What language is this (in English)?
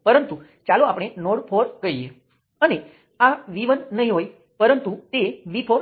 Gujarati